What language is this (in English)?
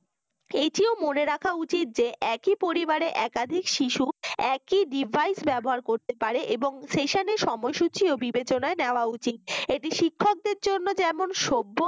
Bangla